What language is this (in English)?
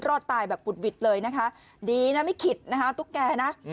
Thai